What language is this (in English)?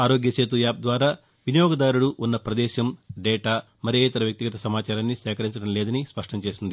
Telugu